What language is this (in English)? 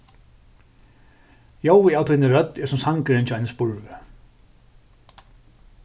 Faroese